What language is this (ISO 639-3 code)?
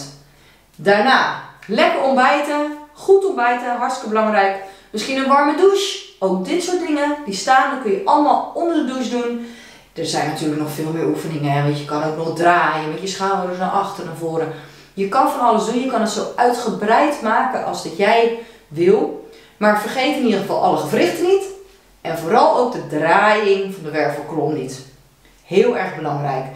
nld